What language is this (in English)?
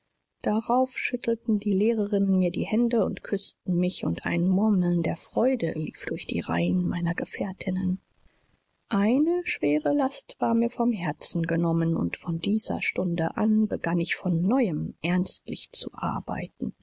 German